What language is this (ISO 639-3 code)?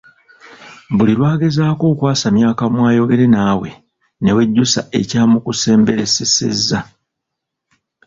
lug